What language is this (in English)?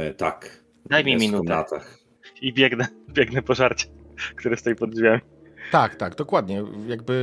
Polish